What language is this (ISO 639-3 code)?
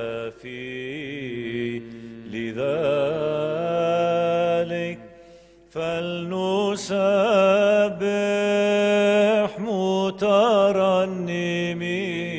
ara